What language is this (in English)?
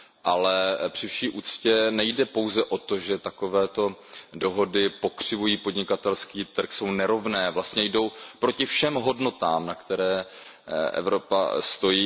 Czech